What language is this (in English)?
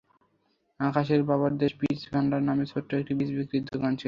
Bangla